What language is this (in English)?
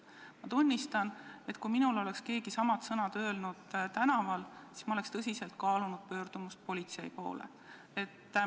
Estonian